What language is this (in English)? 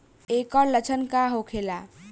Bhojpuri